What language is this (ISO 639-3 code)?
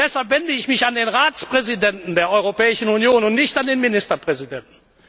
deu